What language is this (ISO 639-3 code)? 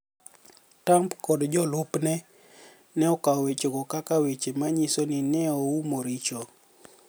luo